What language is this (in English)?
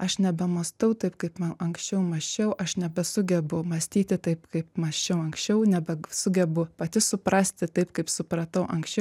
Lithuanian